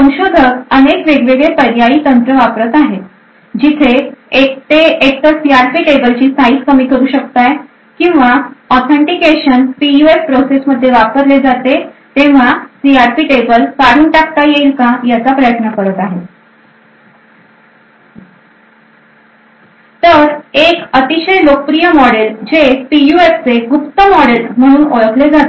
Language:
Marathi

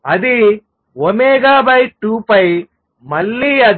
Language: Telugu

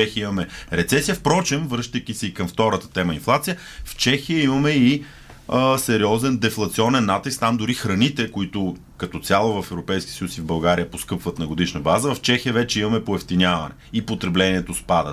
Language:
Bulgarian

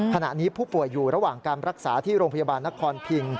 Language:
Thai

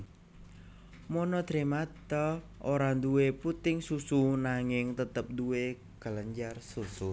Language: Javanese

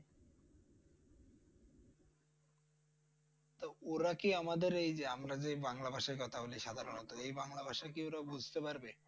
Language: Bangla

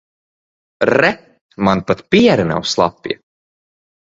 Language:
Latvian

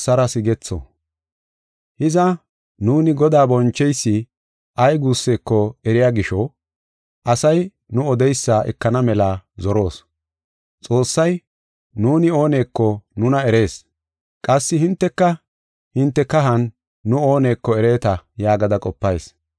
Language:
Gofa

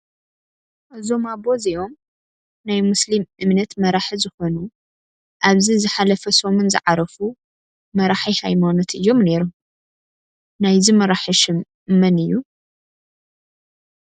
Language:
Tigrinya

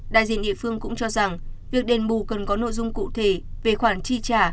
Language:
Vietnamese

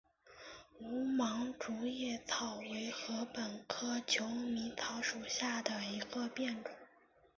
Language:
Chinese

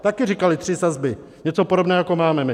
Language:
Czech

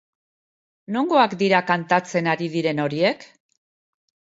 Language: Basque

